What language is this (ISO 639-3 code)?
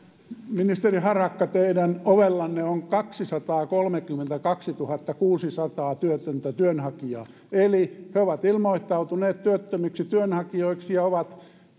fin